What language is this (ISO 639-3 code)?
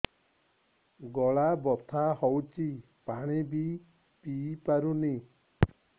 ori